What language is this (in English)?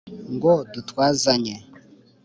Kinyarwanda